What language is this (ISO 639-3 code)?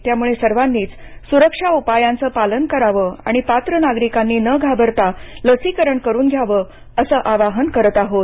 mar